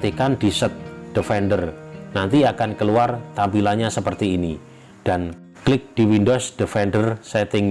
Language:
Indonesian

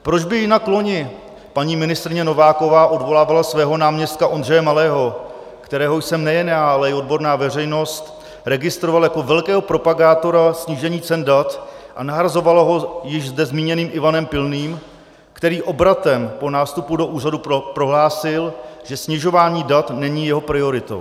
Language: Czech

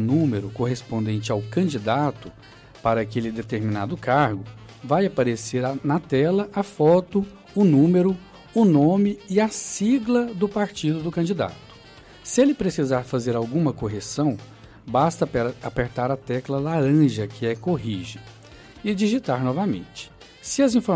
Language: Portuguese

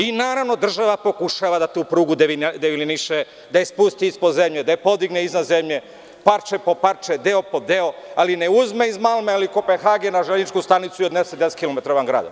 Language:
Serbian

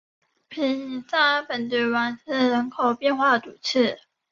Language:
Chinese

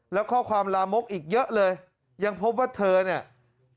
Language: Thai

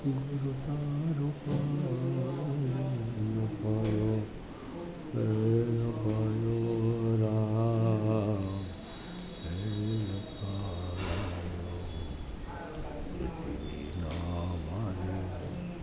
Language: Gujarati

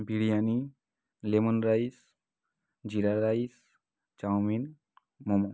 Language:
Bangla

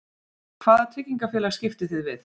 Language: Icelandic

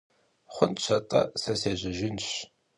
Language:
Kabardian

